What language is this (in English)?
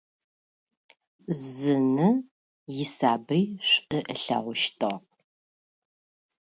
Russian